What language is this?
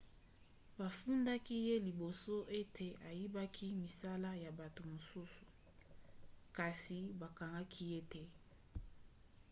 Lingala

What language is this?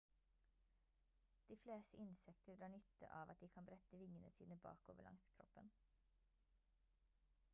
Norwegian Bokmål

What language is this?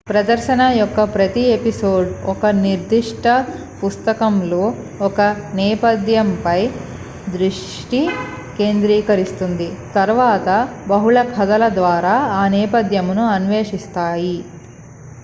Telugu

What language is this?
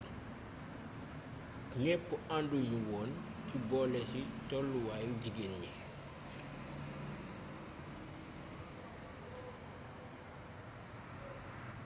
Wolof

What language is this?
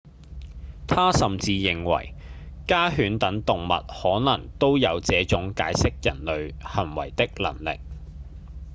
Cantonese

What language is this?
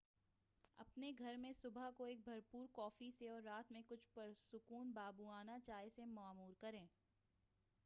Urdu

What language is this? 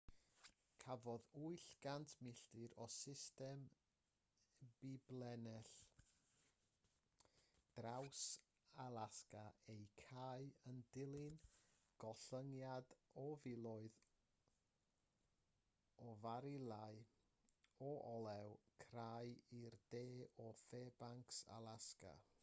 Welsh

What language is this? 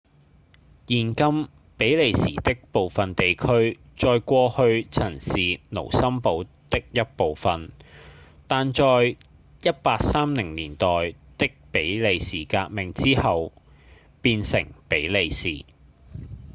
Cantonese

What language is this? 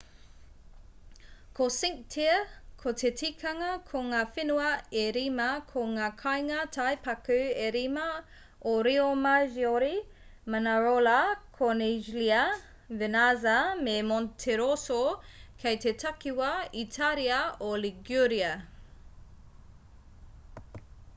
Māori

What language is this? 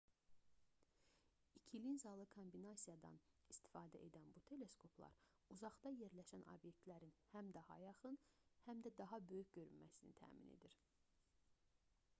Azerbaijani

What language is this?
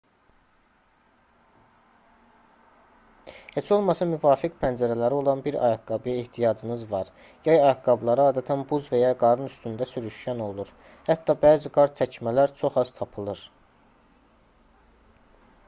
Azerbaijani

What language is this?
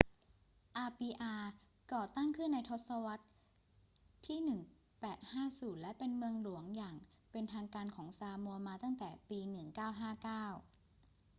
Thai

